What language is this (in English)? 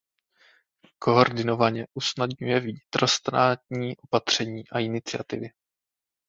Czech